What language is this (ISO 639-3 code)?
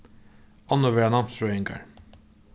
fao